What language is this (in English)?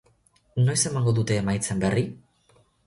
Basque